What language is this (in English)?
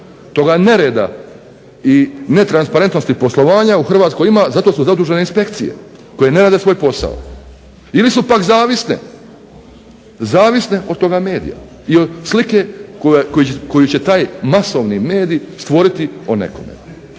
Croatian